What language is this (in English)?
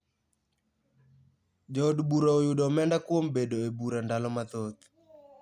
Luo (Kenya and Tanzania)